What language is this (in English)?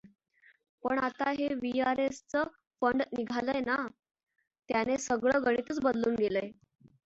Marathi